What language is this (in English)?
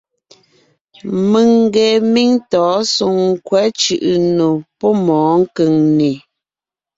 Ngiemboon